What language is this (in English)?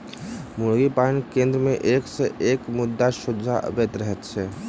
Maithili